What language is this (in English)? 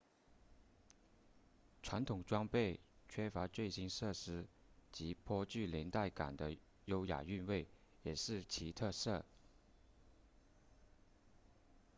Chinese